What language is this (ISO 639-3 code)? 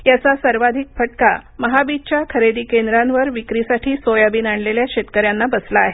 mar